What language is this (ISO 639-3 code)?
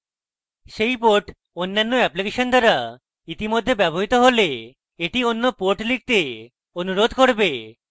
ben